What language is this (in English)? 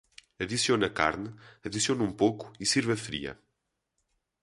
Portuguese